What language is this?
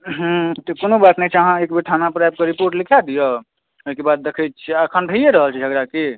Maithili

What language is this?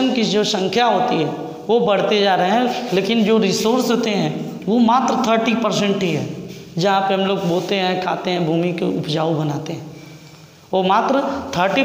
Hindi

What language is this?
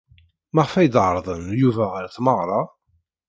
Kabyle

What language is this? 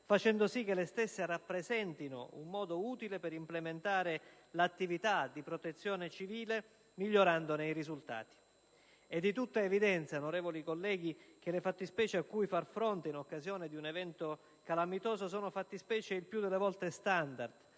Italian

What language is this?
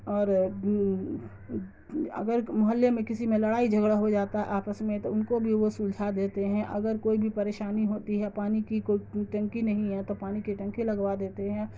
Urdu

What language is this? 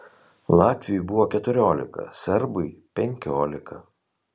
Lithuanian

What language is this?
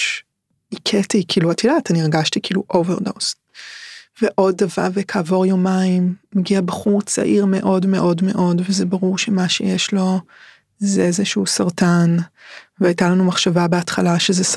Hebrew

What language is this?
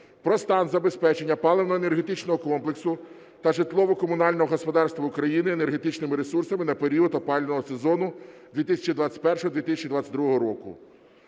Ukrainian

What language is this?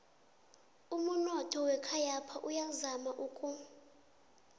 South Ndebele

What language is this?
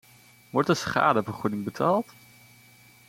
Dutch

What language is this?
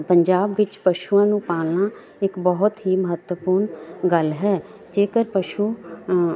Punjabi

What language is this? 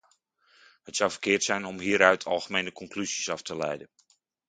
Dutch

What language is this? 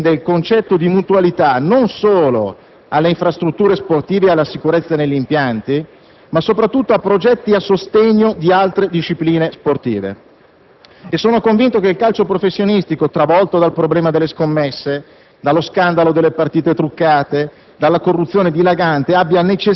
Italian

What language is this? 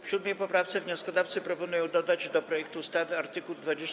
Polish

